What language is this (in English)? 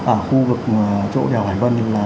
Vietnamese